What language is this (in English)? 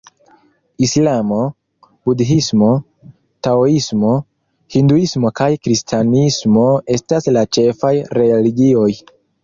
Esperanto